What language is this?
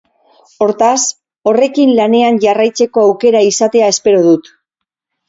Basque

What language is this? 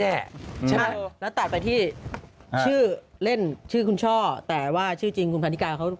Thai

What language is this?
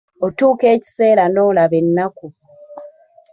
Ganda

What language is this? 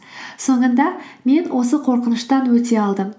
Kazakh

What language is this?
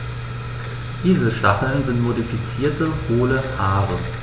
German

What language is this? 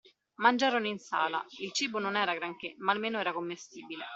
Italian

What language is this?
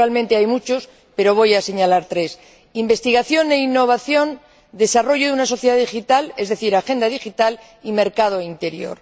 Spanish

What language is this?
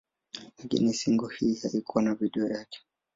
Swahili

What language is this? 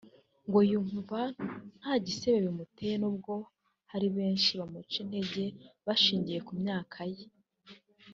Kinyarwanda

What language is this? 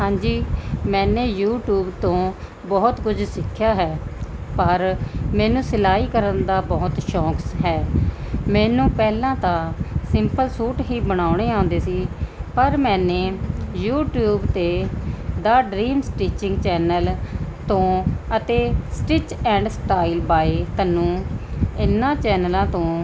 Punjabi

